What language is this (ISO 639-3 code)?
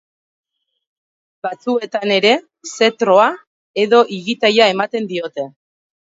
eus